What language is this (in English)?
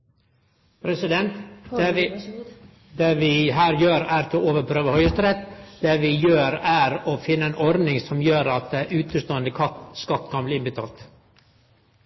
Norwegian